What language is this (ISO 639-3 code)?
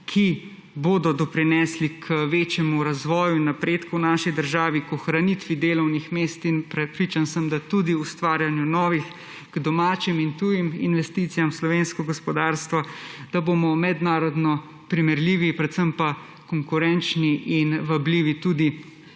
slv